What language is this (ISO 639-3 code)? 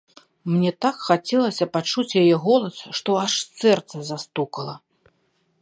bel